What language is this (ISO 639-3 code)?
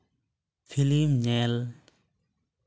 sat